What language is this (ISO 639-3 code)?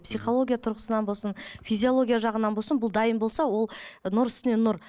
kaz